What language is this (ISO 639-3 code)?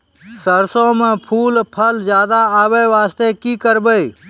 mai